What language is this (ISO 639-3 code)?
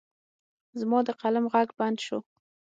pus